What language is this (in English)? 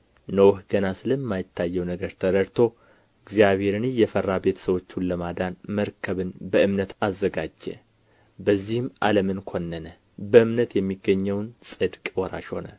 Amharic